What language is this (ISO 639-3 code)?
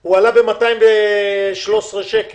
heb